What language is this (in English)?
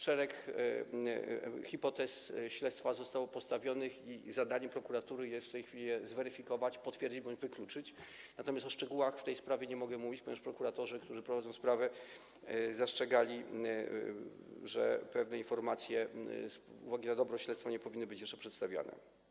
Polish